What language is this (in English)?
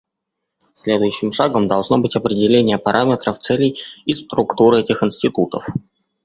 Russian